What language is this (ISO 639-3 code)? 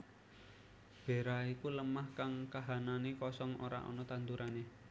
jav